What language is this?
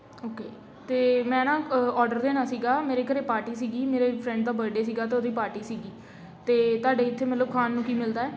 Punjabi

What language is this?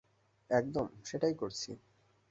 Bangla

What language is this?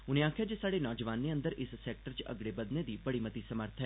Dogri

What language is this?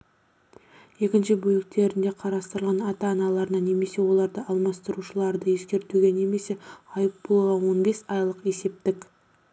Kazakh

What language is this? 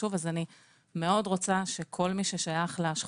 Hebrew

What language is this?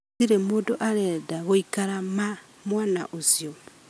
Kikuyu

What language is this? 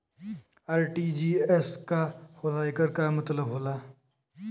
Bhojpuri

